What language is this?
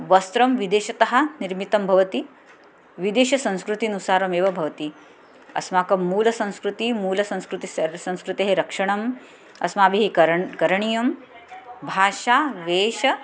Sanskrit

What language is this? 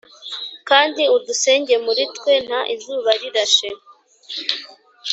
Kinyarwanda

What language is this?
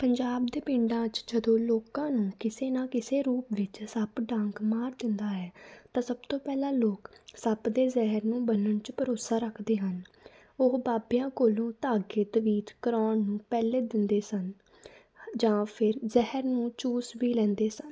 Punjabi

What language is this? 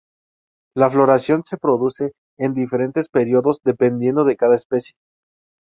Spanish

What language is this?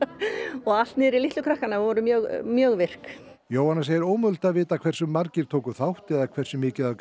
Icelandic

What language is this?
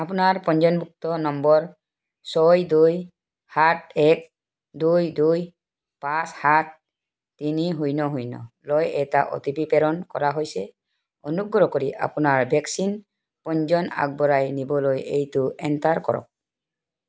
Assamese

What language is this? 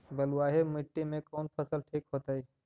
Magahi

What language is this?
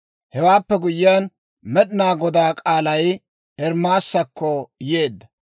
Dawro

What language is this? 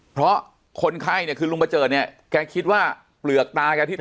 Thai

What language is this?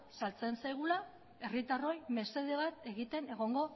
Basque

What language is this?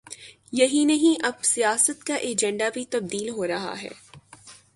Urdu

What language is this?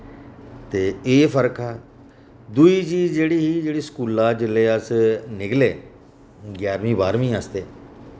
Dogri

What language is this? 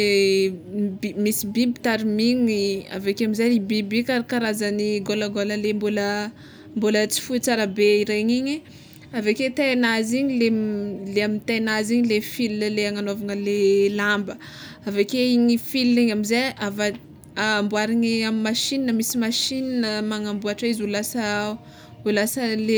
Tsimihety Malagasy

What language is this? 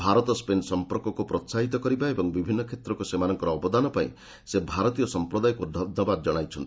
Odia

